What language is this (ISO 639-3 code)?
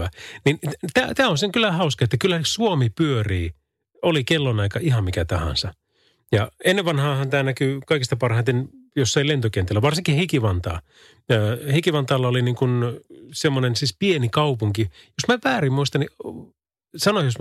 fin